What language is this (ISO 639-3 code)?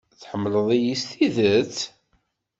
kab